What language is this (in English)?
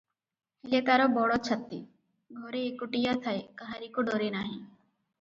Odia